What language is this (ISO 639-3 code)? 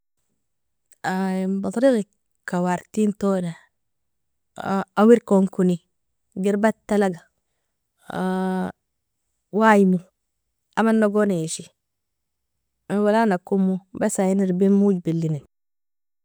fia